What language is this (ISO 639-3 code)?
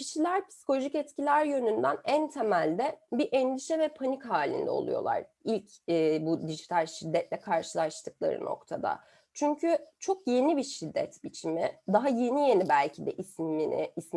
tur